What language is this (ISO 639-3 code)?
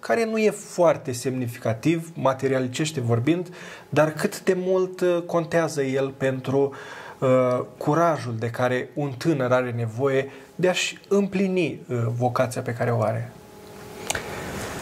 ron